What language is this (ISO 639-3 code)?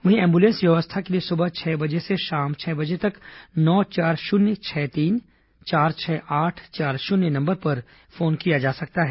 hin